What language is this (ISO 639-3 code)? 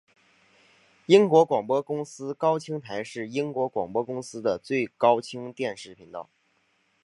zho